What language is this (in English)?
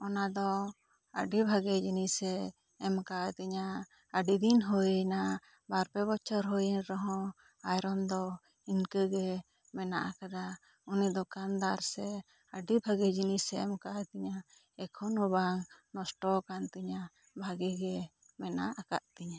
Santali